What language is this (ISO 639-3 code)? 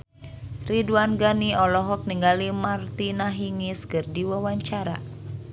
sun